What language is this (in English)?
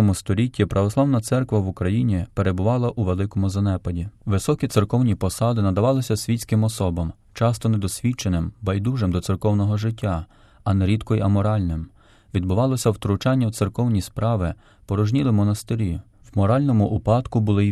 Ukrainian